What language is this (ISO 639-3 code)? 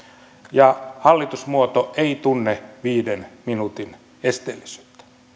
fin